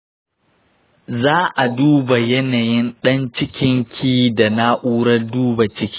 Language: Hausa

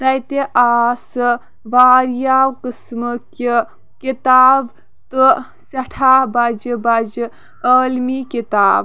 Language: Kashmiri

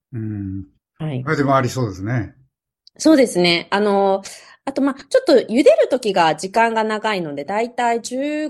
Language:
Japanese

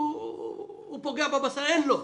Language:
Hebrew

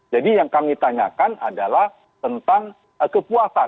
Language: Indonesian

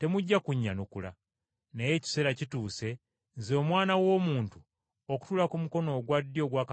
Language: Ganda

